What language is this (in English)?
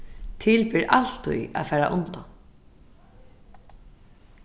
Faroese